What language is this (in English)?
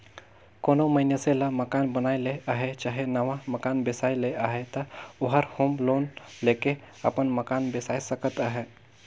Chhattisgarhi